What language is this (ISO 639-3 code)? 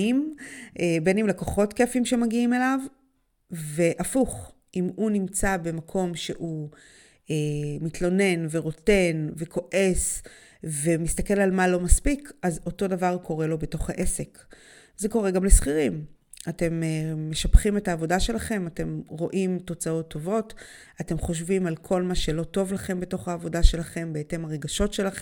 heb